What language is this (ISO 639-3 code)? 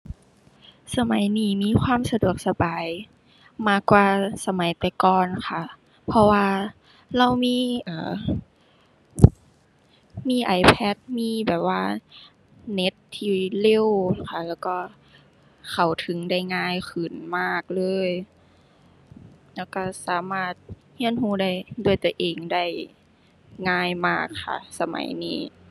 tha